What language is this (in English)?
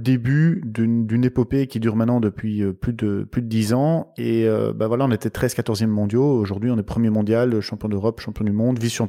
French